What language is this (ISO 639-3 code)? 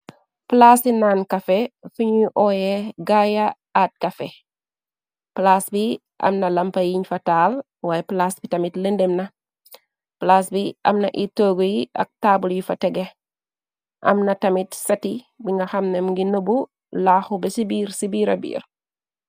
wol